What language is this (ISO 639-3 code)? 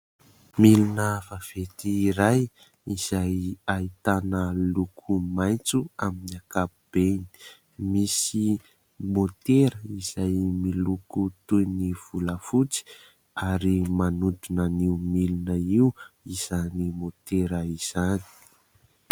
mlg